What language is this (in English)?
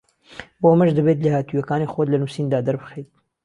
Central Kurdish